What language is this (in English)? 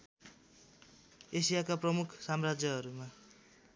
Nepali